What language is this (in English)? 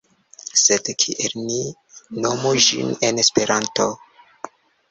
Esperanto